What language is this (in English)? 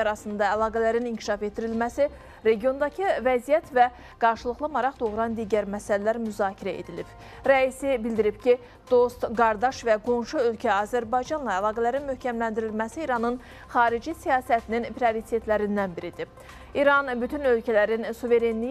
Turkish